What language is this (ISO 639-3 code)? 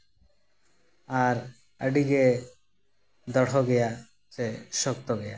sat